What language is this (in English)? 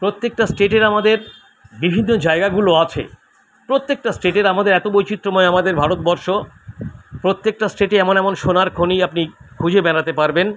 Bangla